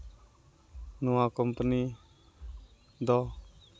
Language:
Santali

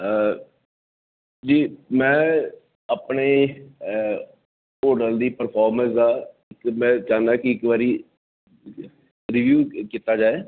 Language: Dogri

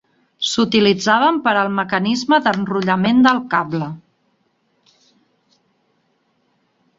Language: Catalan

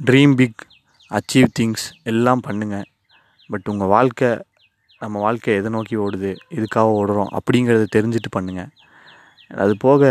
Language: Tamil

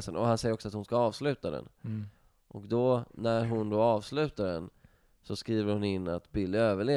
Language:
Swedish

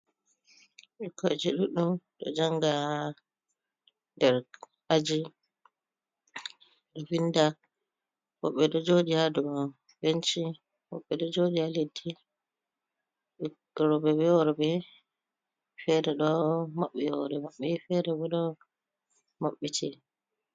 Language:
Fula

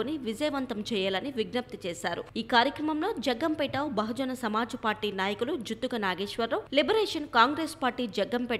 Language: Telugu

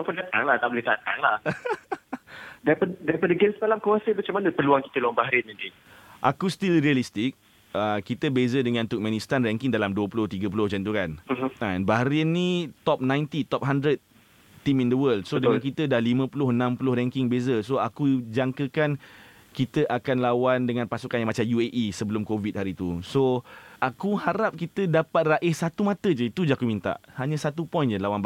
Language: Malay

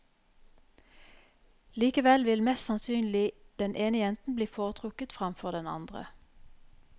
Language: Norwegian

